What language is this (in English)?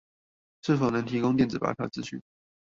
Chinese